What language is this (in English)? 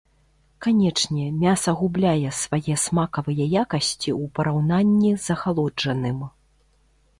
Belarusian